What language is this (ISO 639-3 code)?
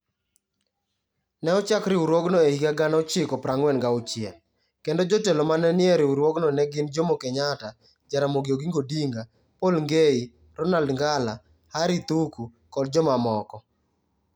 luo